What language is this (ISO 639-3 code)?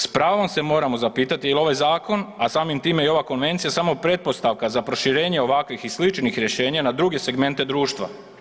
hrv